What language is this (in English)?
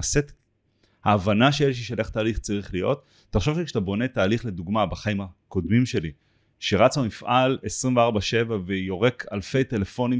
Hebrew